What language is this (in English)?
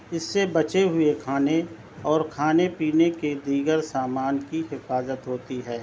Urdu